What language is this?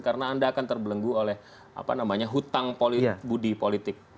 Indonesian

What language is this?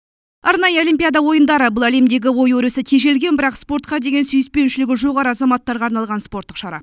Kazakh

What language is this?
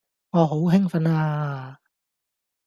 Cantonese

